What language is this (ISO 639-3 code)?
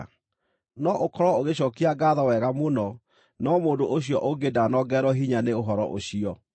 kik